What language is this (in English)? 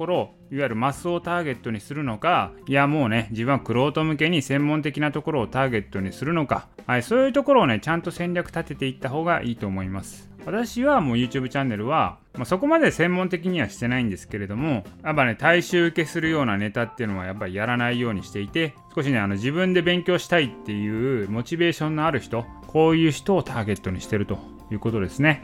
Japanese